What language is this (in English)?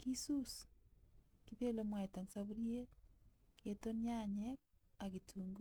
Kalenjin